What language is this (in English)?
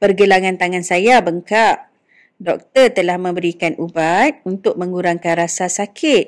Malay